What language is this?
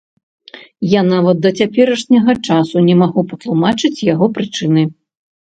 Belarusian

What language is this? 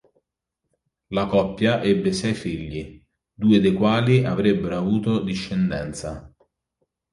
Italian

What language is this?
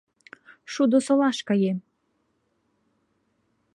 Mari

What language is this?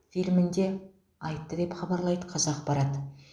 Kazakh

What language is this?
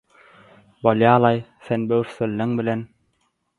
Turkmen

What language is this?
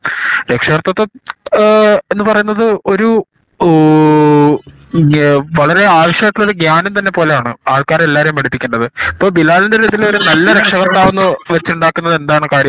Malayalam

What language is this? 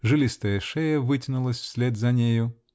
Russian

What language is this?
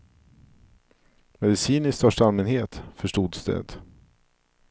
Swedish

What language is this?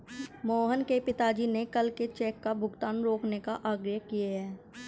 Hindi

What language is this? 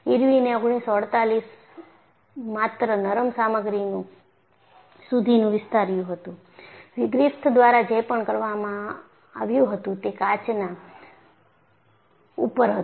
Gujarati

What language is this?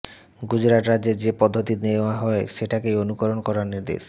Bangla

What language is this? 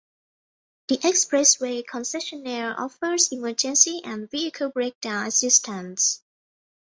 English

